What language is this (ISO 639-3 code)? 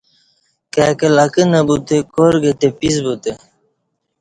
bsh